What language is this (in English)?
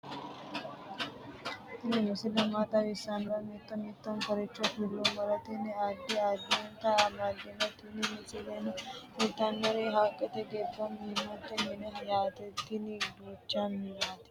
Sidamo